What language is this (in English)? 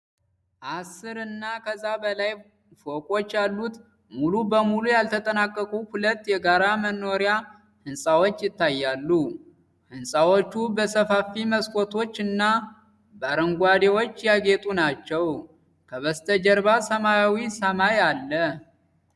Amharic